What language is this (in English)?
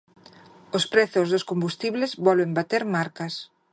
Galician